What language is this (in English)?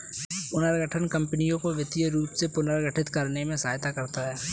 Hindi